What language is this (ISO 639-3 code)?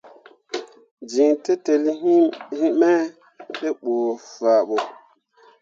mua